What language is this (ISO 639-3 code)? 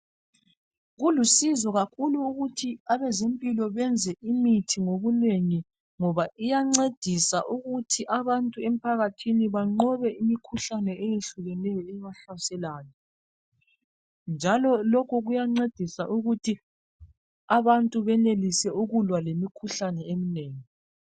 nde